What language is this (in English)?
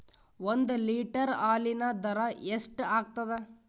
Kannada